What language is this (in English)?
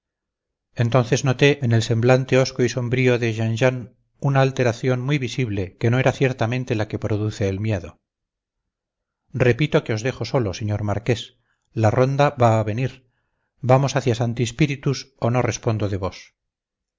Spanish